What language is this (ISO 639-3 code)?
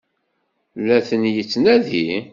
kab